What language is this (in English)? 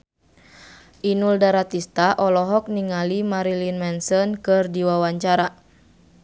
Sundanese